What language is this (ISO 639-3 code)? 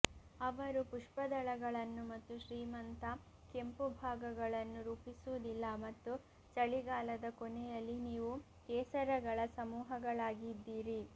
kan